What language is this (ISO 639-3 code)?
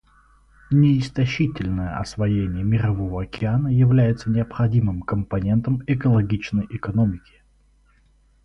rus